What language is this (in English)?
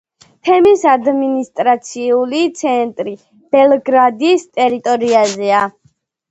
Georgian